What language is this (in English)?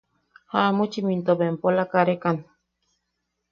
Yaqui